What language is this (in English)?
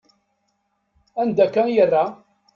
Kabyle